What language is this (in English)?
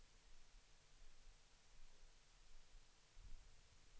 Swedish